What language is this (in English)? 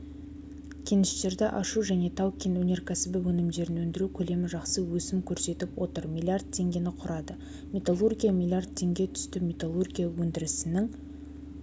Kazakh